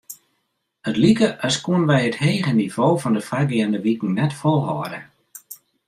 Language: Western Frisian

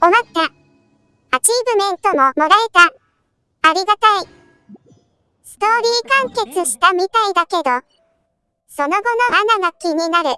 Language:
Japanese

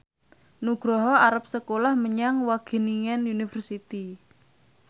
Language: Javanese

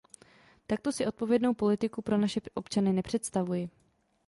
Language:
Czech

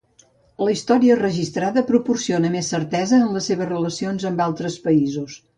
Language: Catalan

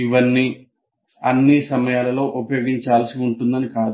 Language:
Telugu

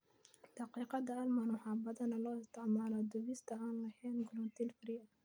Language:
Somali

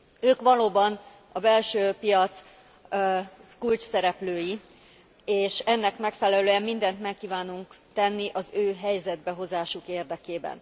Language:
Hungarian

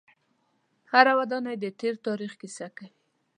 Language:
Pashto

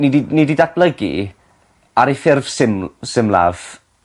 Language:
Welsh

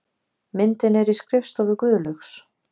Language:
Icelandic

